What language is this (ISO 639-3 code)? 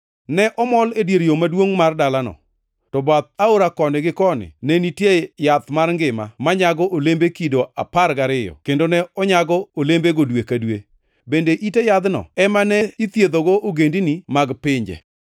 luo